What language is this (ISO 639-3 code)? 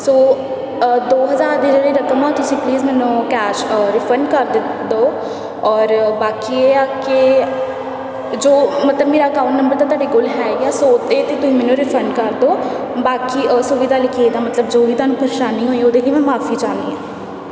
pan